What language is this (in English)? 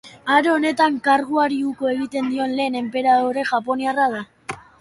Basque